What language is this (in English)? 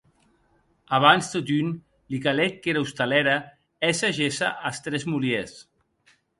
Occitan